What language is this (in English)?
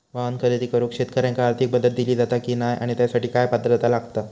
Marathi